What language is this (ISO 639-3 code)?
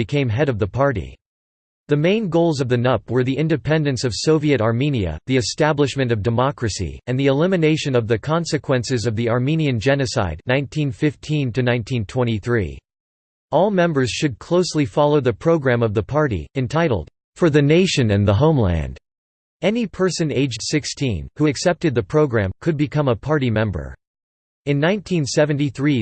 eng